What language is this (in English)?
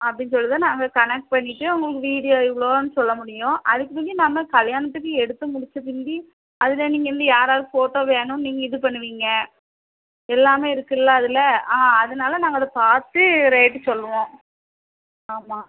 Tamil